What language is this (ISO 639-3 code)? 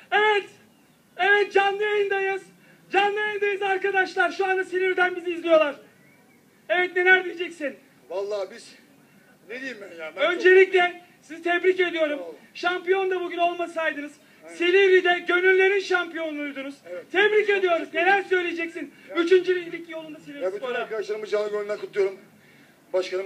tur